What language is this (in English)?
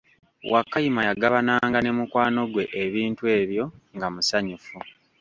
Ganda